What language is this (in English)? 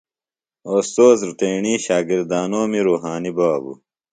Phalura